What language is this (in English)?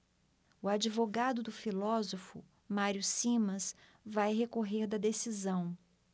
Portuguese